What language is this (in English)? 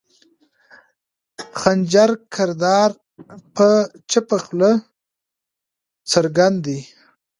Pashto